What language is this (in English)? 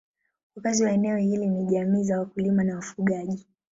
Swahili